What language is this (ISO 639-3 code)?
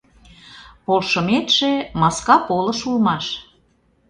chm